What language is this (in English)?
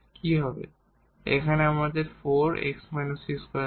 Bangla